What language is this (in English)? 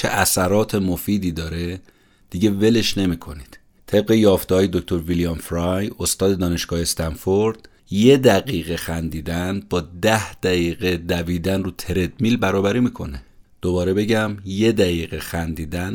Persian